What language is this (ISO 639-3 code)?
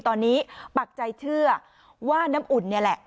tha